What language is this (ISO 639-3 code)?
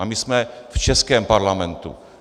ces